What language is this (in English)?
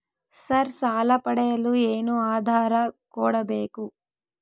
Kannada